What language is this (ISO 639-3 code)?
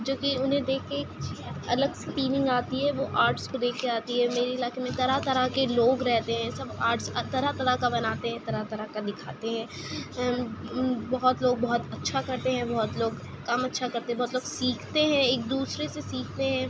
urd